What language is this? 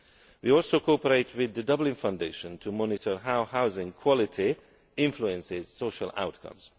English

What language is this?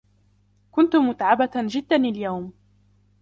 Arabic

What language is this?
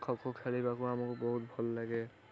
Odia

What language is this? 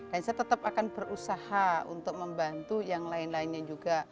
Indonesian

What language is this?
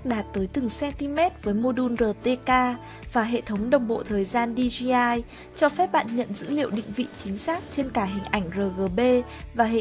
Vietnamese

